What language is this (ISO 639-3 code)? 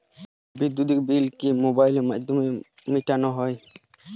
ben